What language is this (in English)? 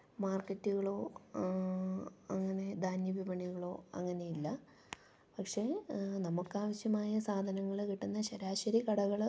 Malayalam